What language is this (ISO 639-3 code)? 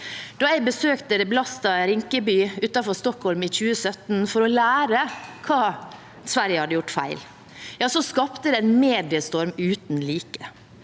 nor